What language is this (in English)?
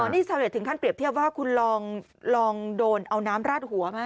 Thai